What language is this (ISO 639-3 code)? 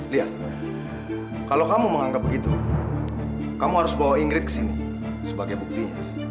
ind